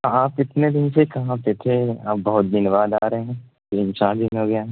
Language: Urdu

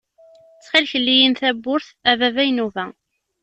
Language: Kabyle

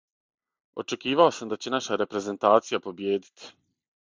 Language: Serbian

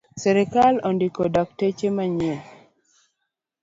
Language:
Luo (Kenya and Tanzania)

